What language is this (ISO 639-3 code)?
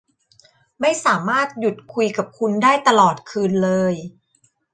tha